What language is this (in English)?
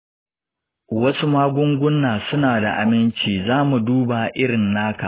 Hausa